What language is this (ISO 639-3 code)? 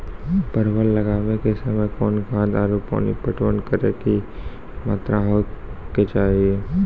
mai